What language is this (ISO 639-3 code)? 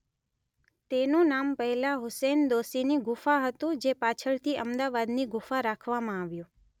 guj